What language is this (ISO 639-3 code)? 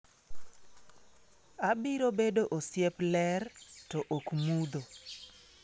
luo